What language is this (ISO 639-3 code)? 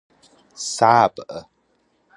fas